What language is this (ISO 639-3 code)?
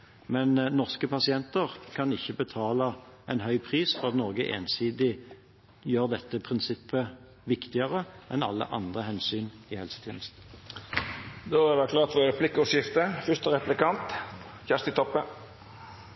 nor